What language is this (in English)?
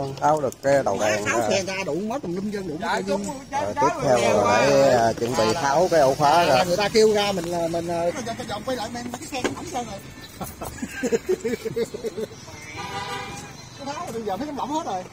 Vietnamese